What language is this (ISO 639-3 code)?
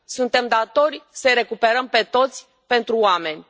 ron